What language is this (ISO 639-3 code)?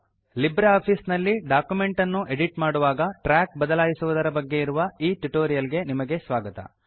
kan